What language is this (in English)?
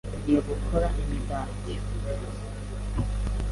Kinyarwanda